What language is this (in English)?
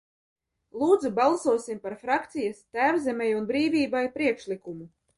Latvian